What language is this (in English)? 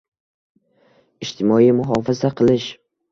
Uzbek